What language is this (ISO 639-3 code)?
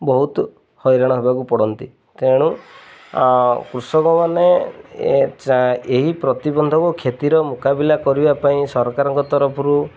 ori